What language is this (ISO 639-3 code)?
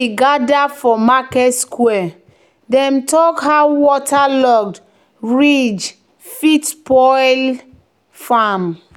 pcm